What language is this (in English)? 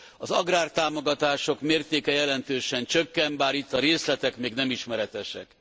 Hungarian